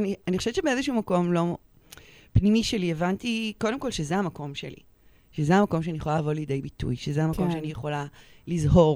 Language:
Hebrew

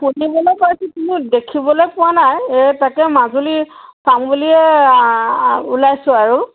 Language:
Assamese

